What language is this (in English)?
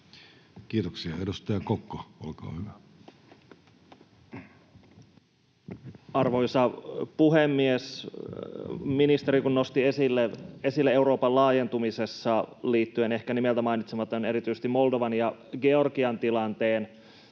Finnish